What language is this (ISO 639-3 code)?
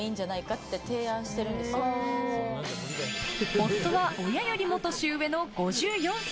jpn